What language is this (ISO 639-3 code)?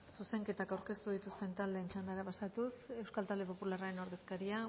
eus